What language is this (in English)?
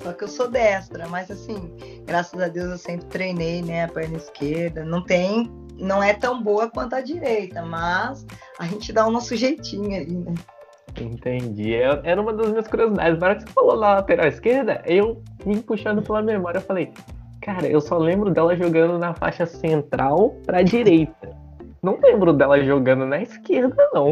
Portuguese